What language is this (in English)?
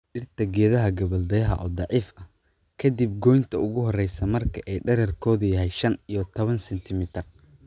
Somali